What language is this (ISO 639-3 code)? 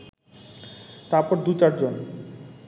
ben